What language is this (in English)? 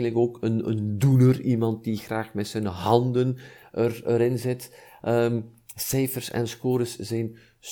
Dutch